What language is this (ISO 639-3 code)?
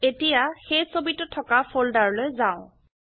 asm